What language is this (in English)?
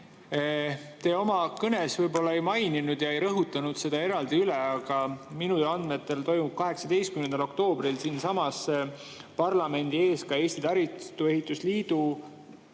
Estonian